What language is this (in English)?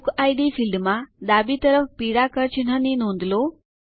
Gujarati